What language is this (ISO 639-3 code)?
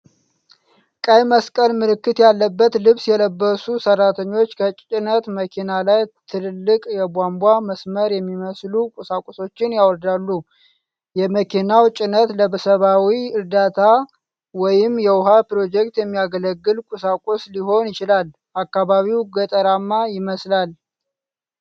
amh